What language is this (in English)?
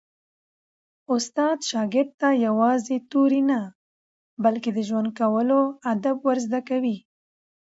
Pashto